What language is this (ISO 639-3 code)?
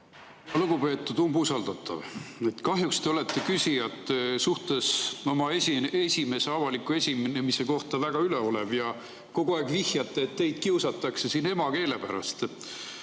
est